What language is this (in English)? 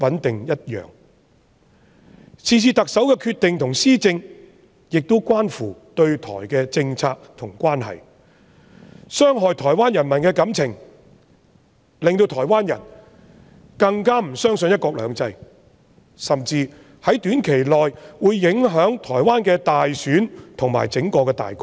Cantonese